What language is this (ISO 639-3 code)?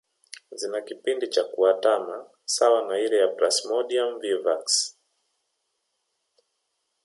swa